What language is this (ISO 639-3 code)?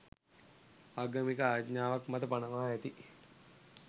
sin